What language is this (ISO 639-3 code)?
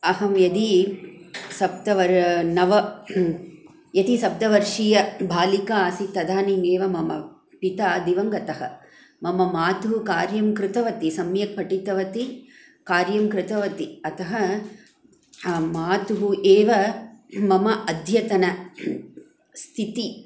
san